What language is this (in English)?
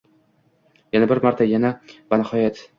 Uzbek